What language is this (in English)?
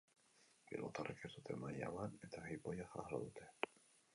Basque